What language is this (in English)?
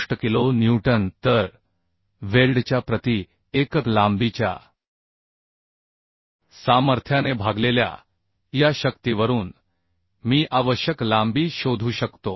Marathi